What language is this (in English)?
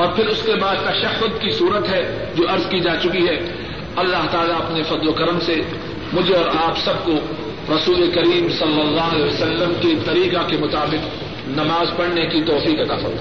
Urdu